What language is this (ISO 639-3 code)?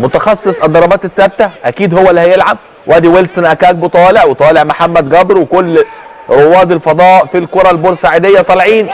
ara